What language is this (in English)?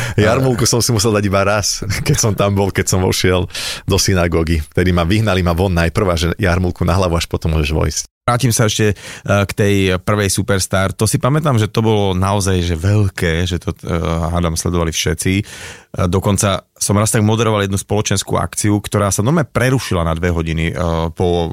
Slovak